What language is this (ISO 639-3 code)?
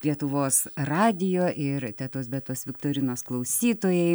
lit